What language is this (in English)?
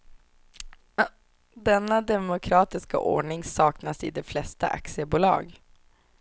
Swedish